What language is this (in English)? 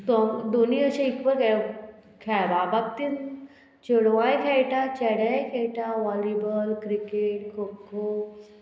Konkani